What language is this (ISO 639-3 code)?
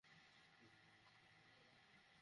ben